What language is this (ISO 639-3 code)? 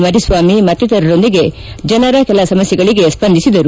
kan